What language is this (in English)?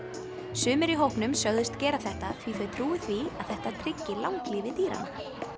Icelandic